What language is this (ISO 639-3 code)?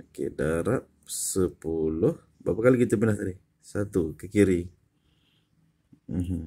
msa